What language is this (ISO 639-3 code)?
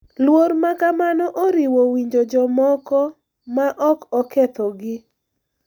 luo